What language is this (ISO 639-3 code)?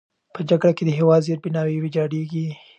pus